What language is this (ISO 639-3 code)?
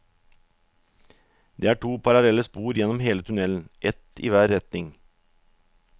nor